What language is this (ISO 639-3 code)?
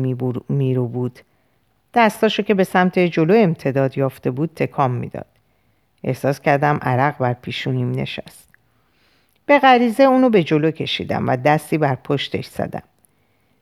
fas